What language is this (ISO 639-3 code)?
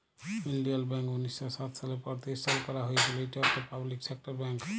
ben